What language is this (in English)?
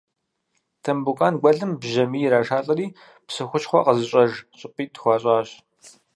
Kabardian